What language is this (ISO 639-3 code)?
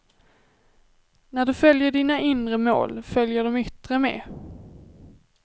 swe